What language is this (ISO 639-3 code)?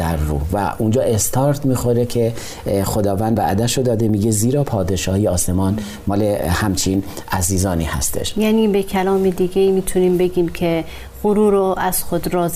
fas